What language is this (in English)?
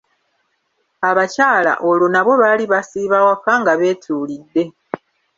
Ganda